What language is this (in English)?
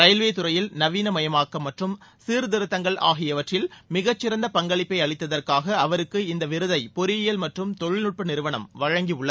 Tamil